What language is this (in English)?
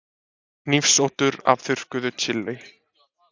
Icelandic